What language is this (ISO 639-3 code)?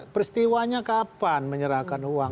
ind